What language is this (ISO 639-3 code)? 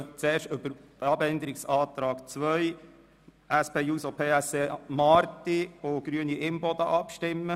gsw